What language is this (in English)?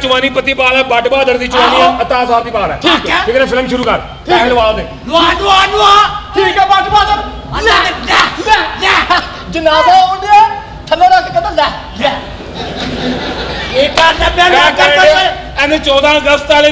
Hindi